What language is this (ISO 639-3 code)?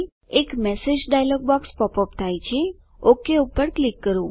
guj